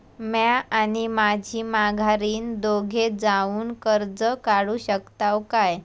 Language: Marathi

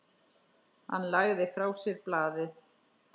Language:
Icelandic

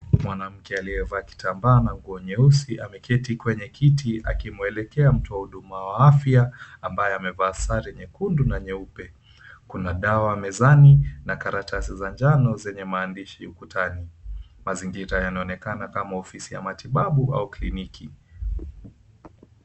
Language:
Swahili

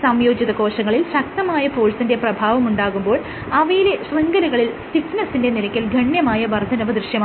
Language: Malayalam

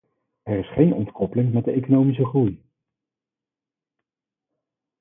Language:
Dutch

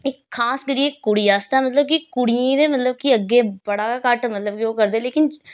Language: Dogri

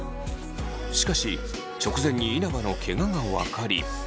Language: Japanese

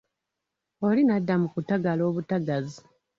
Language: Ganda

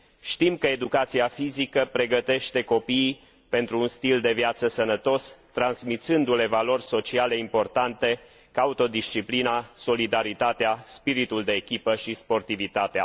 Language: Romanian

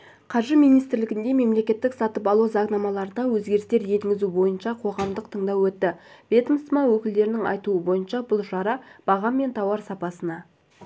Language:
Kazakh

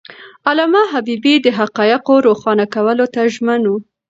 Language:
Pashto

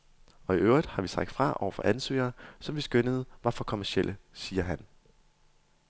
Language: Danish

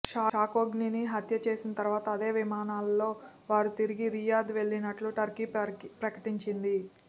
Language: Telugu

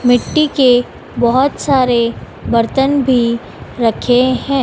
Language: Hindi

